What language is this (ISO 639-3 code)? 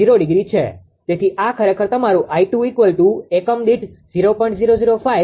guj